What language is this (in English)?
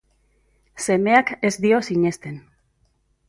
Basque